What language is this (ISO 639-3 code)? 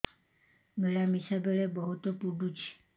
ori